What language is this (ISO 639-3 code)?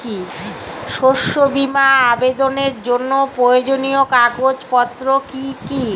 ben